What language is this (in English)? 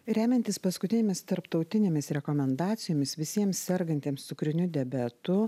Lithuanian